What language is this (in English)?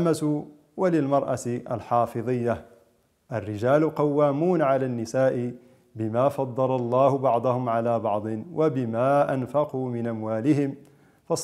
Arabic